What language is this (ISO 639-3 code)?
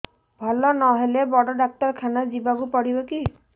ori